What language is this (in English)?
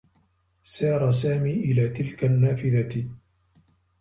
Arabic